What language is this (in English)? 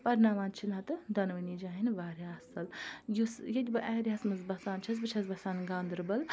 Kashmiri